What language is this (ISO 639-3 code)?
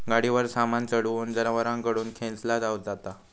mar